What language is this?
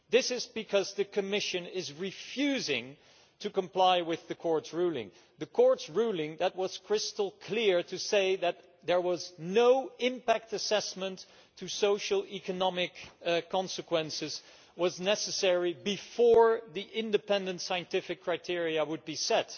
English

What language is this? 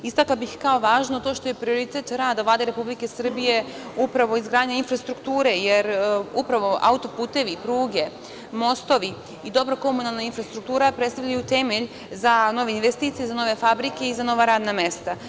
Serbian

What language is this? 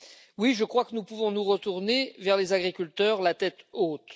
French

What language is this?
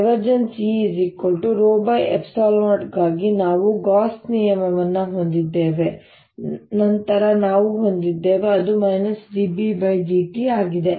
Kannada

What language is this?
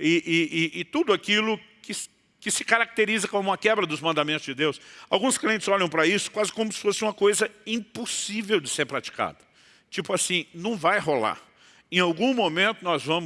Portuguese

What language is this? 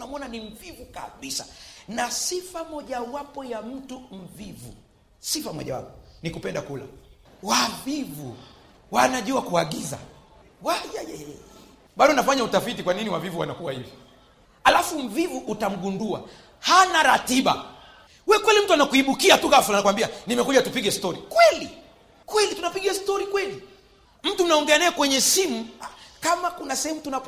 Swahili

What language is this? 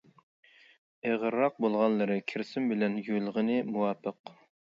Uyghur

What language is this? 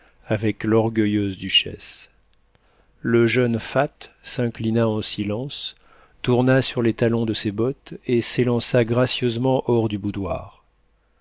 French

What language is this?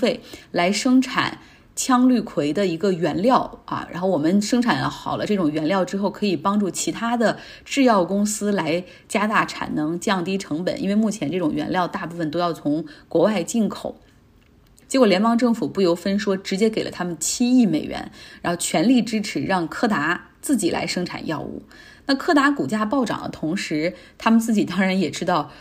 Chinese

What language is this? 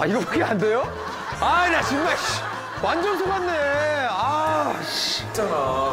Korean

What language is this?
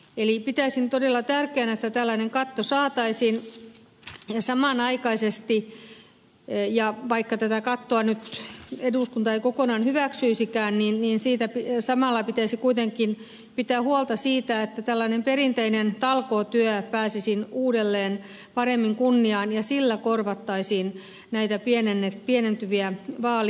Finnish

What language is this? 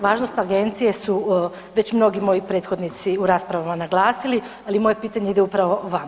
Croatian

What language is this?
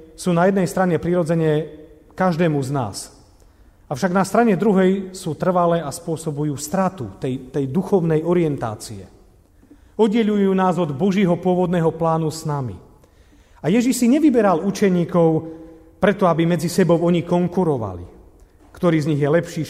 Slovak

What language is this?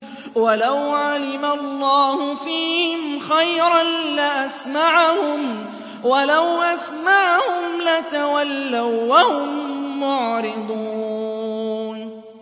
Arabic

